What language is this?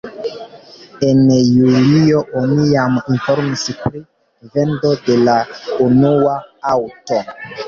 Esperanto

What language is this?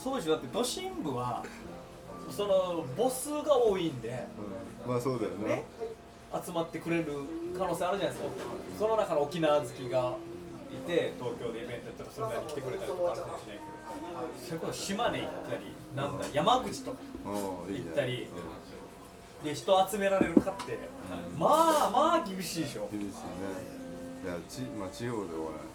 Japanese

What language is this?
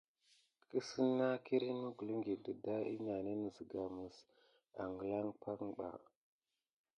Gidar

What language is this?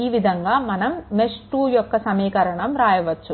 Telugu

